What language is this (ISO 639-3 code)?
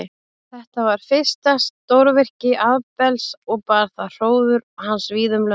isl